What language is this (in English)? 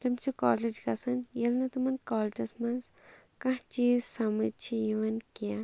Kashmiri